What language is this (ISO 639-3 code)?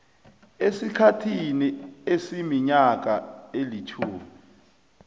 nbl